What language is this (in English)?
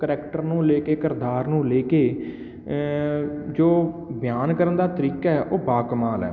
Punjabi